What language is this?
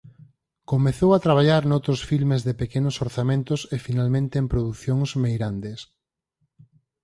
Galician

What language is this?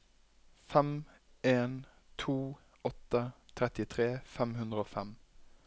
Norwegian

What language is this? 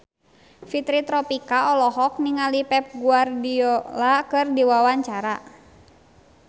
Sundanese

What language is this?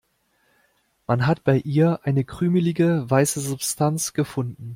German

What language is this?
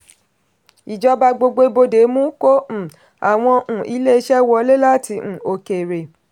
Yoruba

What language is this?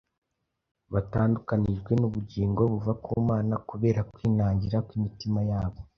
Kinyarwanda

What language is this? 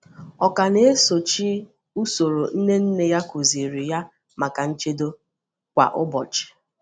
Igbo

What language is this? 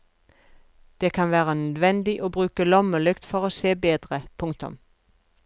Norwegian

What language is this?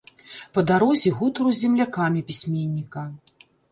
Belarusian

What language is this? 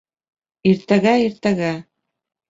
Bashkir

